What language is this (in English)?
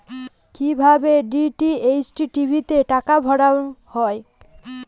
Bangla